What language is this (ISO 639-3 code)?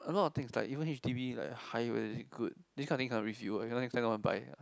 eng